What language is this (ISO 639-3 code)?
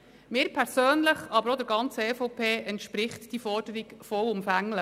gsw